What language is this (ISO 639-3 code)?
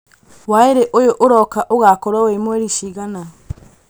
kik